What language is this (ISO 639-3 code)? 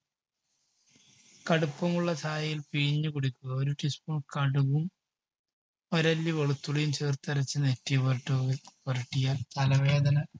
mal